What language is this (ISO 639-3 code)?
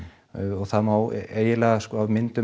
isl